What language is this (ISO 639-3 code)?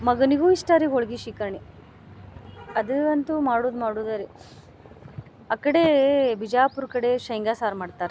kan